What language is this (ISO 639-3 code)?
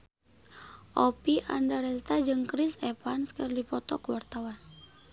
sun